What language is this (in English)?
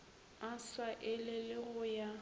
Northern Sotho